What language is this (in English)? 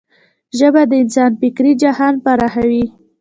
Pashto